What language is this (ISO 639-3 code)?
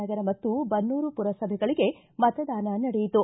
kan